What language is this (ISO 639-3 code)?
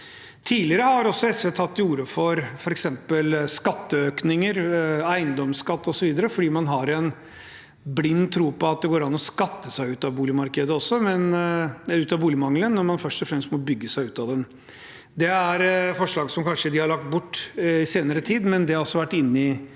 nor